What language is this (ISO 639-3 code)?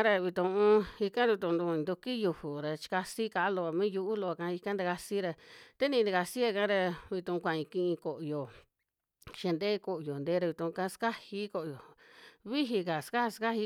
jmx